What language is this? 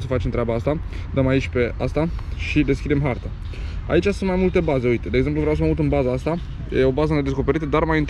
Romanian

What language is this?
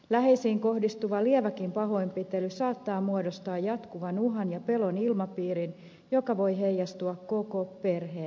Finnish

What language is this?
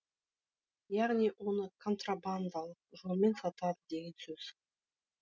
Kazakh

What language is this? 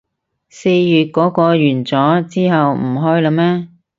Cantonese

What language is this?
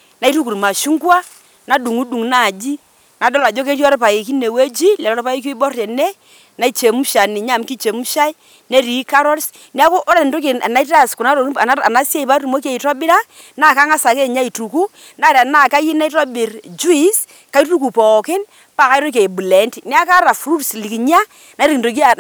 Masai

